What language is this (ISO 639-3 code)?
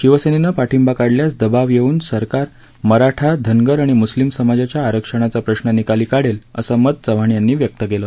mar